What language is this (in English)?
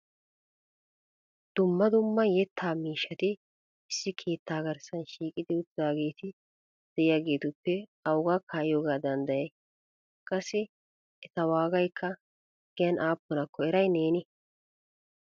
Wolaytta